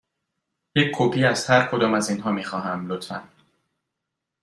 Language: Persian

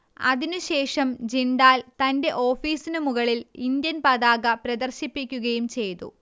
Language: Malayalam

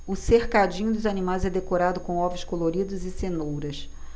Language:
Portuguese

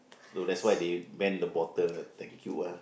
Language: English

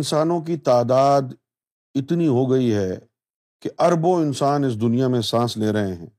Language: Urdu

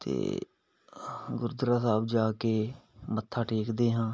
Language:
Punjabi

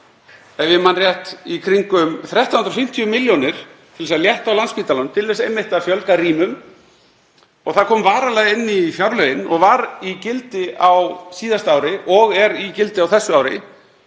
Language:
Icelandic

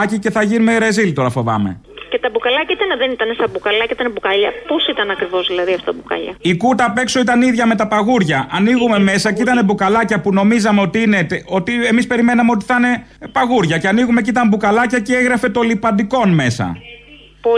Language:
Greek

